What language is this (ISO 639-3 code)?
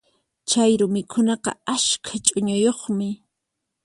qxp